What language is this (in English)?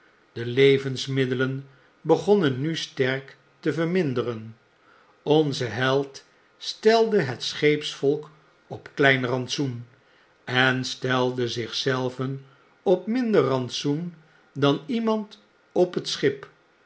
Dutch